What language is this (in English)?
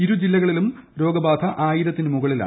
Malayalam